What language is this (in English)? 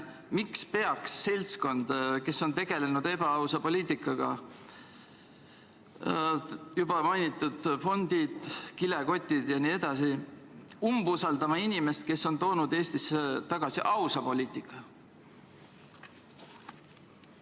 Estonian